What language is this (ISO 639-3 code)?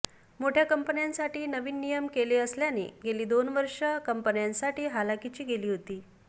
mar